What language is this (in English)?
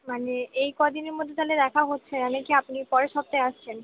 Bangla